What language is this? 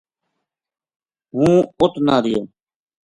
Gujari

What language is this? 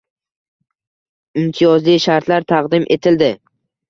Uzbek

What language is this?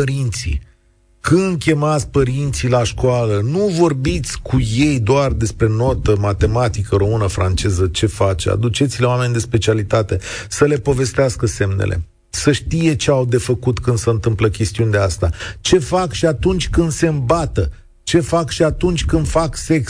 Romanian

